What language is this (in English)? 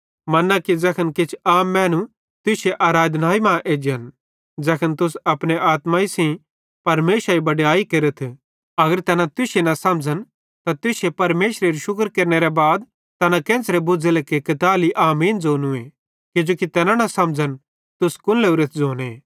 Bhadrawahi